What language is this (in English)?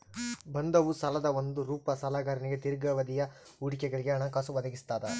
Kannada